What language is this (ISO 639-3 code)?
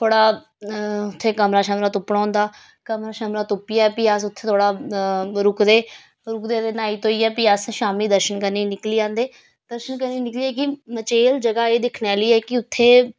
doi